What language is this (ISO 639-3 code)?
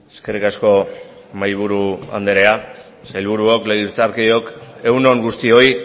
eus